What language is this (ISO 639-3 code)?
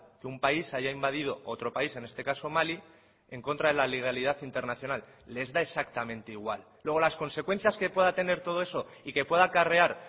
spa